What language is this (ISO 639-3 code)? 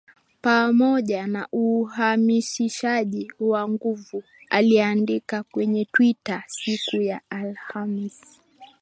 swa